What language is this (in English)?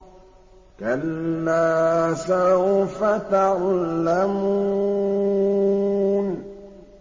Arabic